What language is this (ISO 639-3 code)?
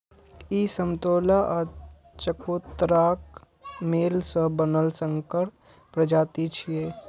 mai